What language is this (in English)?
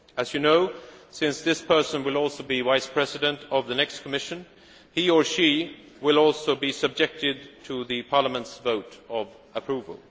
English